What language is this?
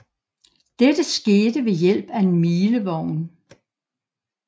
Danish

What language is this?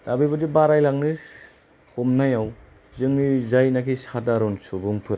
Bodo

